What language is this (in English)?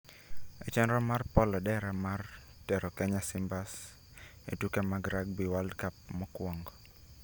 Luo (Kenya and Tanzania)